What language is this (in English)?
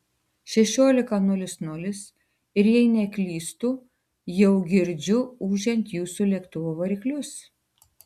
Lithuanian